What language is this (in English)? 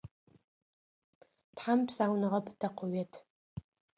Adyghe